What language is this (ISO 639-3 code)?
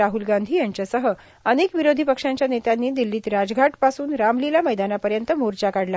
mar